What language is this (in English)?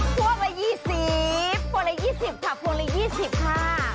Thai